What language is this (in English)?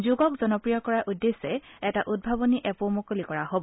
Assamese